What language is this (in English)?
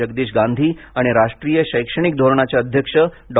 Marathi